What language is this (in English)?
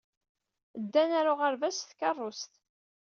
Kabyle